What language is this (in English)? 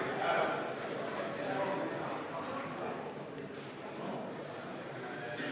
Estonian